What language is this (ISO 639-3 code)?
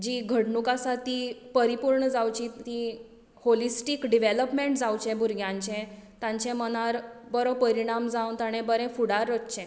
kok